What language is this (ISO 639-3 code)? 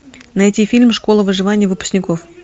rus